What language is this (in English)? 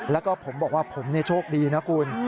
Thai